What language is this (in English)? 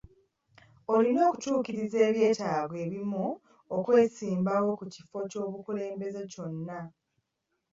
Ganda